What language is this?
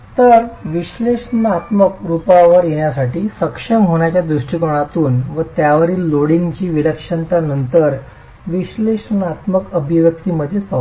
Marathi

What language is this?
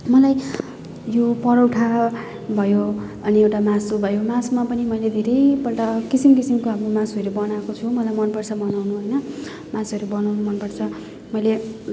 Nepali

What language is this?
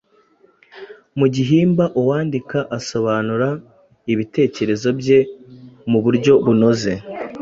Kinyarwanda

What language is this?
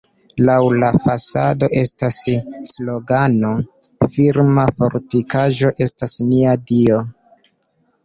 Esperanto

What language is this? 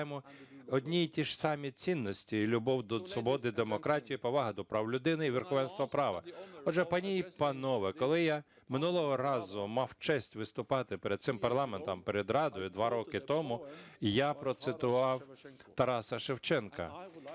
Ukrainian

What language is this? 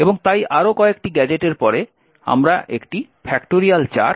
Bangla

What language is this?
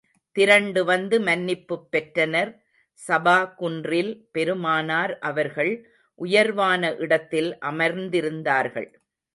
Tamil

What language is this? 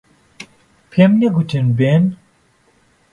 Central Kurdish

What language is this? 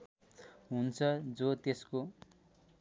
Nepali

